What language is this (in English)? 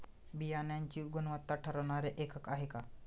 Marathi